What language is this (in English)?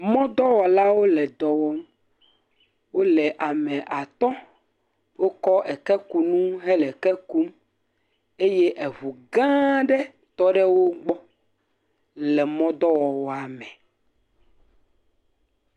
Ewe